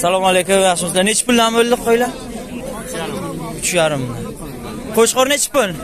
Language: Turkish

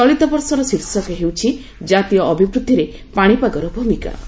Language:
Odia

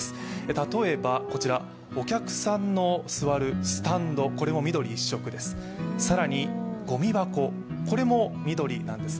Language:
Japanese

